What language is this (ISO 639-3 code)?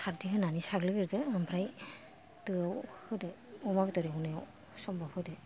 brx